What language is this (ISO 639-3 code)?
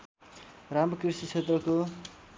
nep